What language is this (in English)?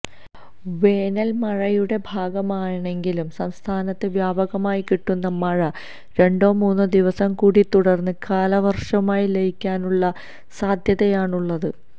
Malayalam